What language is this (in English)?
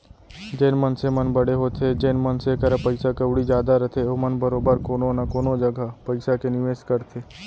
Chhattisgarhi